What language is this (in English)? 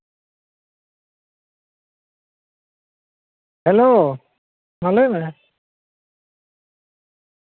Santali